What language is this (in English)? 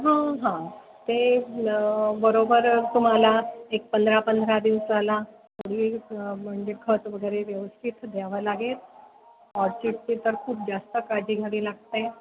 Marathi